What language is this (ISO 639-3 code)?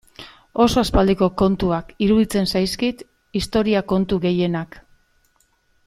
eus